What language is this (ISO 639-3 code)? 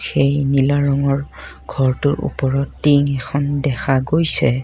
asm